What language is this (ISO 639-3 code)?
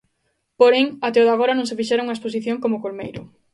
glg